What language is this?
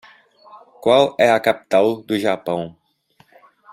Portuguese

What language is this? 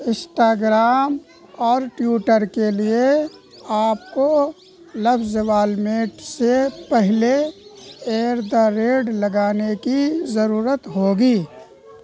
Urdu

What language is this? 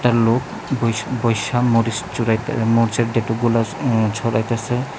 Bangla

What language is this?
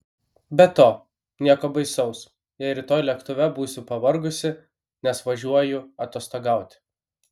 Lithuanian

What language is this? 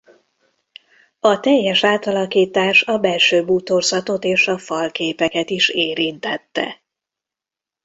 Hungarian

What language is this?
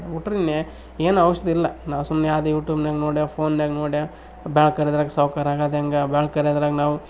Kannada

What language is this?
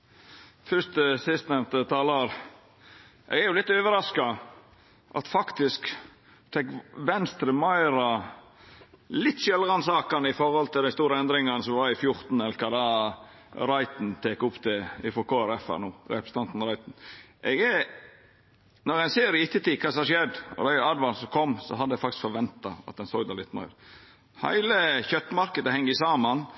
Norwegian Nynorsk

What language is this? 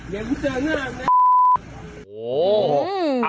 Thai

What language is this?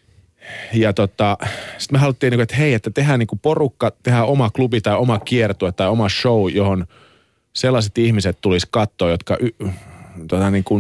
Finnish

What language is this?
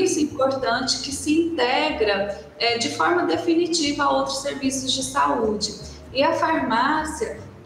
Portuguese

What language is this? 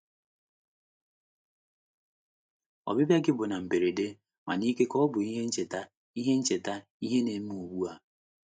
Igbo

